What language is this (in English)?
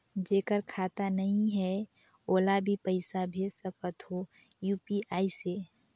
Chhattisgarhi